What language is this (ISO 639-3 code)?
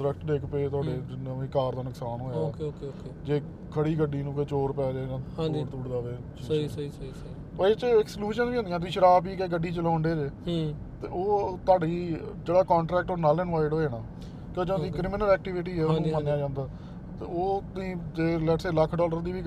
pan